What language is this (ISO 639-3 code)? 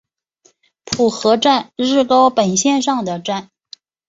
zho